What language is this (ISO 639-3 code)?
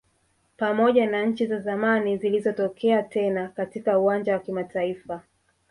swa